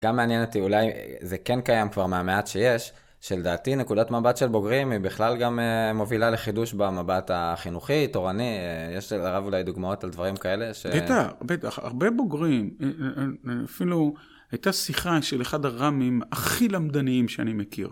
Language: Hebrew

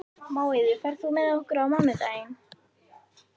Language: Icelandic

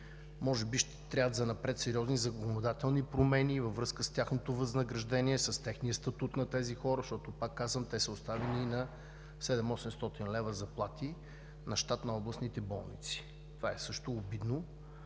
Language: Bulgarian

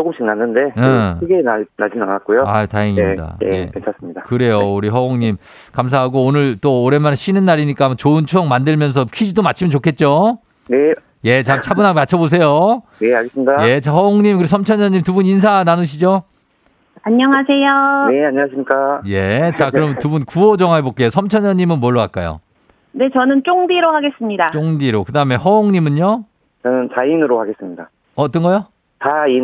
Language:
Korean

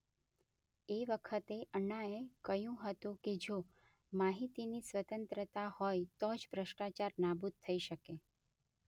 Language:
Gujarati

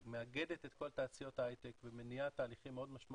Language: Hebrew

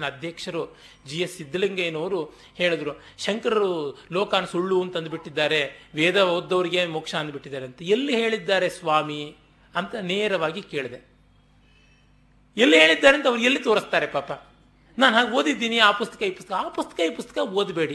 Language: Kannada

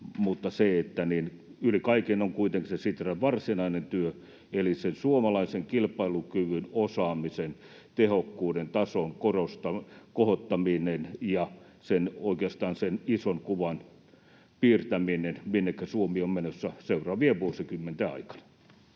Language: Finnish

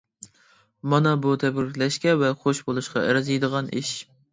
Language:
Uyghur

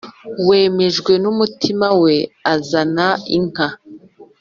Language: Kinyarwanda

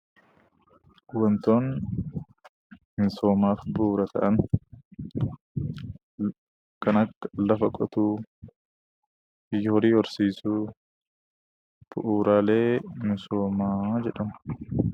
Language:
Oromo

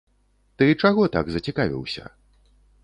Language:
Belarusian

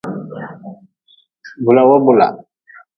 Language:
Nawdm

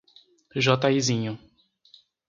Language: Portuguese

